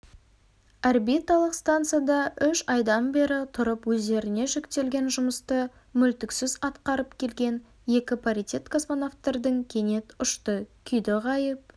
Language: Kazakh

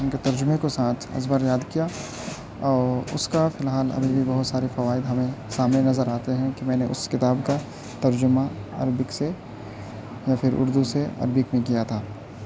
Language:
Urdu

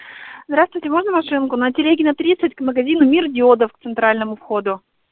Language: Russian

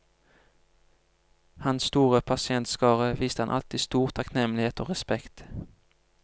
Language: Norwegian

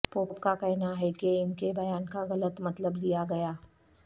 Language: Urdu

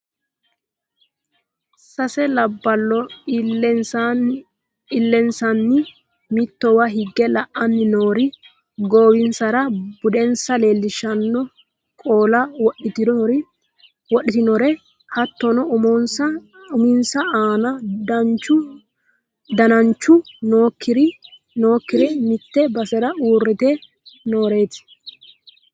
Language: Sidamo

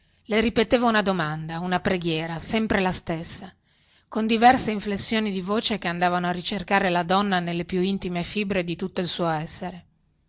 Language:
Italian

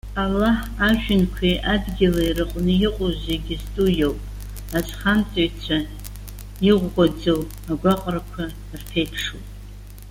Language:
Abkhazian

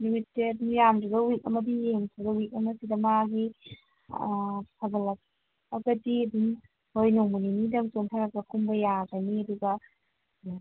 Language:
Manipuri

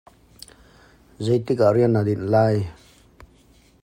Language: Hakha Chin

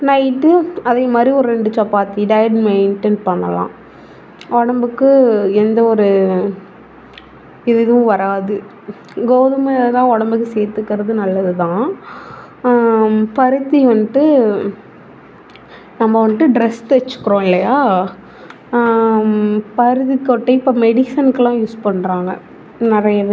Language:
Tamil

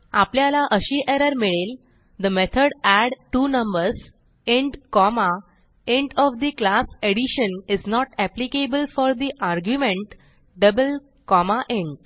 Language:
Marathi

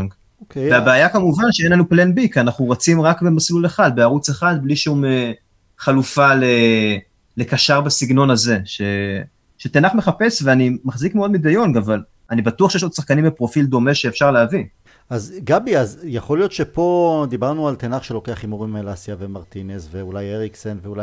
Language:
Hebrew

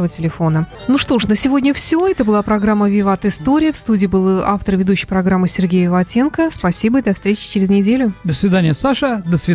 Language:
Russian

